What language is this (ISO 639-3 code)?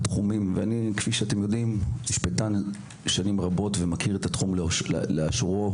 heb